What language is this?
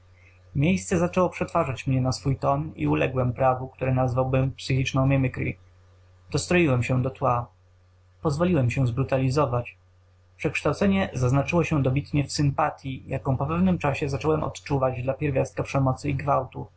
Polish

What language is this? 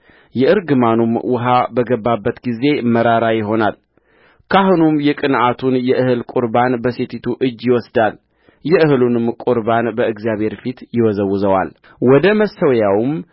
Amharic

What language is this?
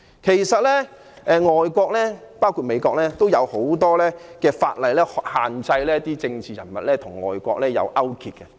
Cantonese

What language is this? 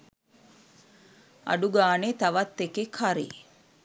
Sinhala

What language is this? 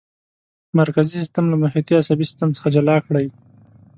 Pashto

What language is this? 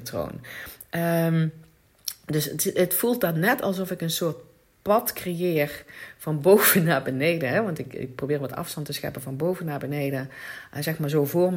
Dutch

